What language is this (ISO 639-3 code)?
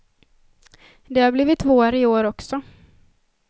swe